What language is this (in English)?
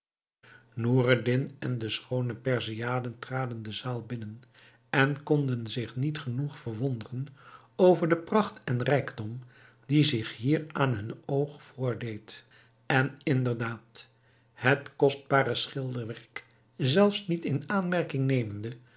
Dutch